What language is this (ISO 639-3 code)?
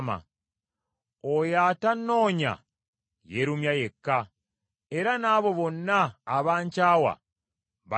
lug